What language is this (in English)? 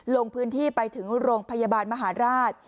Thai